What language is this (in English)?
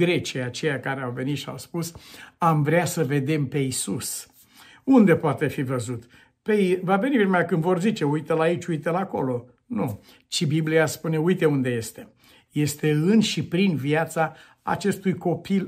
Romanian